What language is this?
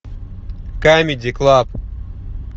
Russian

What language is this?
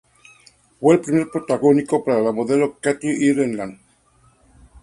Spanish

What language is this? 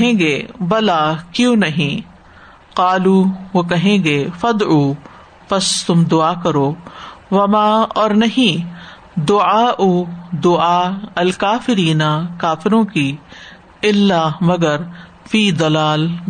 Urdu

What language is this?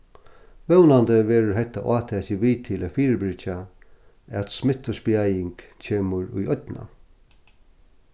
Faroese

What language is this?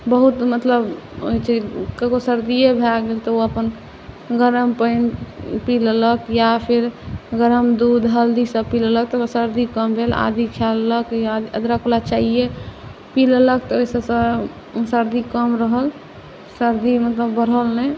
Maithili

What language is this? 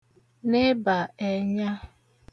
Igbo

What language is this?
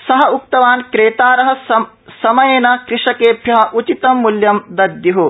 Sanskrit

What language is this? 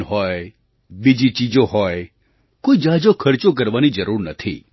Gujarati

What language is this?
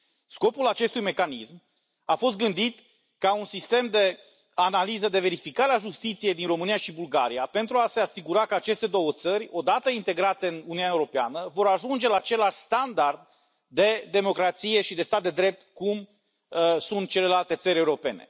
Romanian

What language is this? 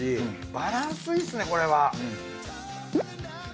Japanese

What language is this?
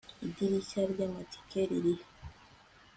Kinyarwanda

